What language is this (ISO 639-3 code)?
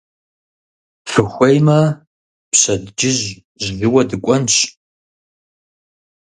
kbd